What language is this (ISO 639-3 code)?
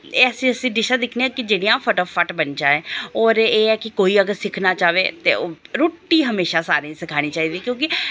doi